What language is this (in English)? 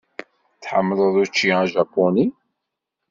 Kabyle